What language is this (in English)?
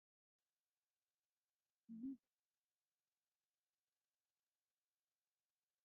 Kabyle